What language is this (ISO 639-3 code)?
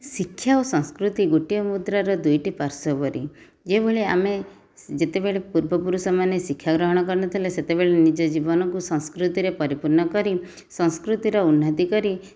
ori